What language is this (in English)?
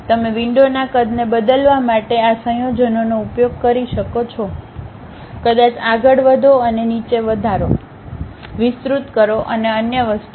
Gujarati